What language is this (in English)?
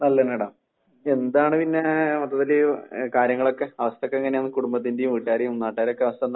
Malayalam